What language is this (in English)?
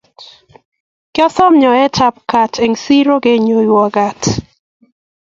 Kalenjin